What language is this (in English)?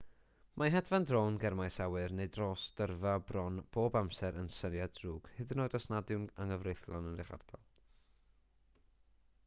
Welsh